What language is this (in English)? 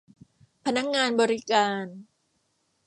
Thai